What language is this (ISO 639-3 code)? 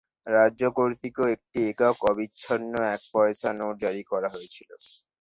ben